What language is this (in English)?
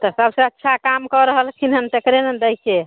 Maithili